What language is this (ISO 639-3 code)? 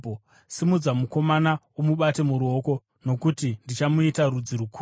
sna